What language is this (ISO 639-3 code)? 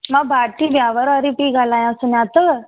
snd